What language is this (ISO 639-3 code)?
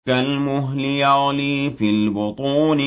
ara